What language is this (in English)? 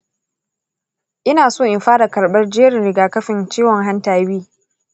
Hausa